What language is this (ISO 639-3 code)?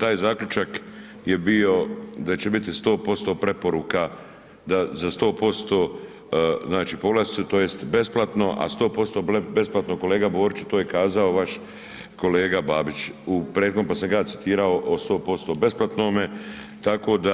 hrv